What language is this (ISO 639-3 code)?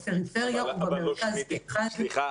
heb